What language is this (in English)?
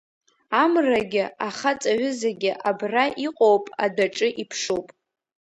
Abkhazian